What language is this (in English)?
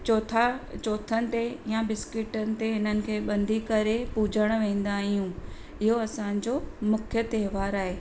Sindhi